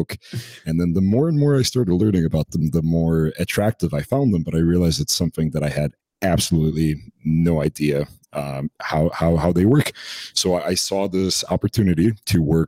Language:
English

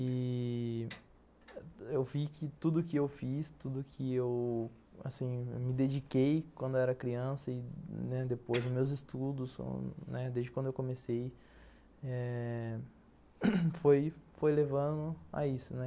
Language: Portuguese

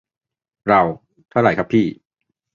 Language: Thai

